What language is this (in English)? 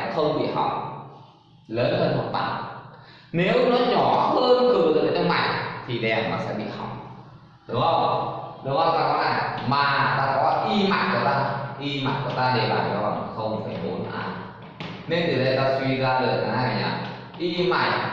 Vietnamese